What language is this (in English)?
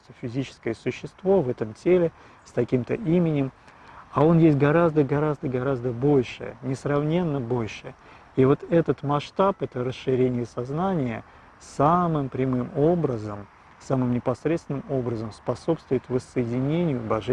Russian